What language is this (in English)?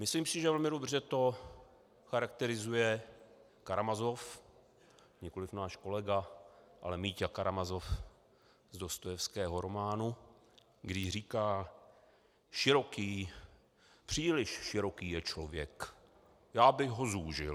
Czech